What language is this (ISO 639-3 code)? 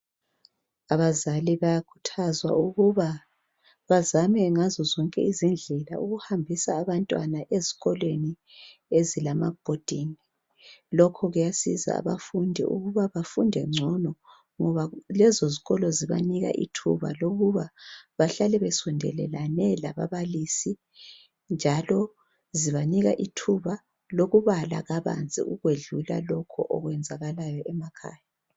nde